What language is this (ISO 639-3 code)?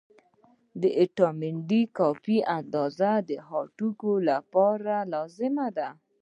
pus